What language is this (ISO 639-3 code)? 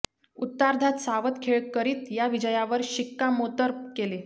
mar